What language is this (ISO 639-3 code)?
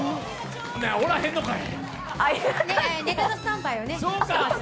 jpn